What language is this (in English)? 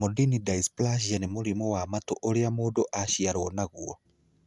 Kikuyu